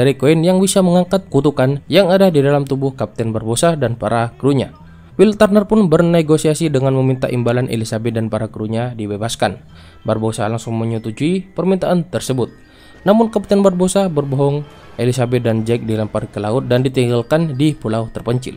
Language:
Indonesian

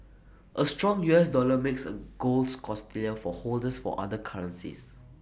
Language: English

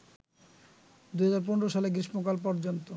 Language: Bangla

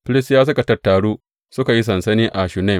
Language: Hausa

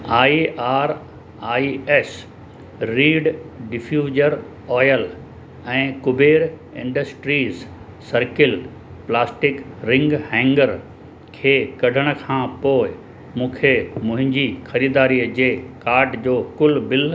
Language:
Sindhi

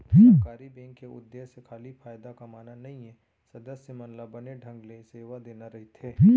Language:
Chhattisgarhi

